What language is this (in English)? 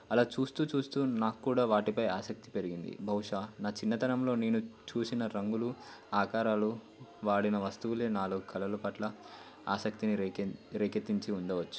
Telugu